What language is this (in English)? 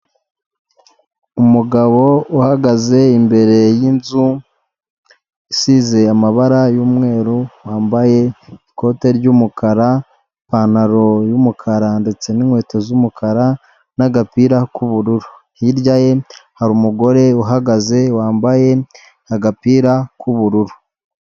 Kinyarwanda